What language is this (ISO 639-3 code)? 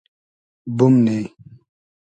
haz